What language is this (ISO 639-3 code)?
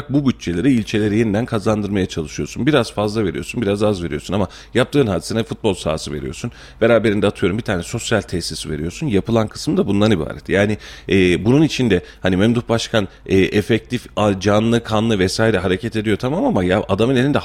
tur